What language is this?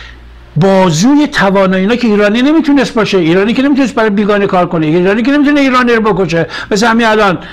Persian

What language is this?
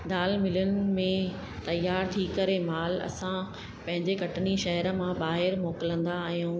Sindhi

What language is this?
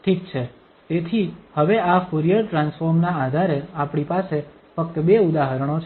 Gujarati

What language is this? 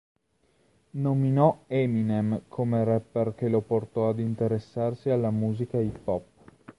Italian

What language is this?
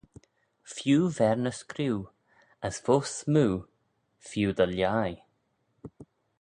Manx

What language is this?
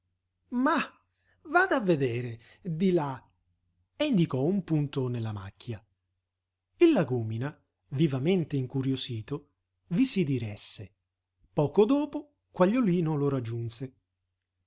Italian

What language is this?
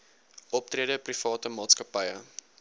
Afrikaans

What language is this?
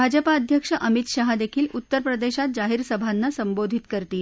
Marathi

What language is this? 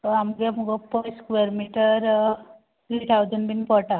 Konkani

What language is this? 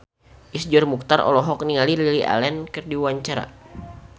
Sundanese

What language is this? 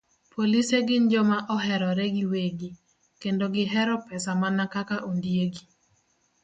Luo (Kenya and Tanzania)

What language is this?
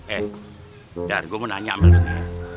Indonesian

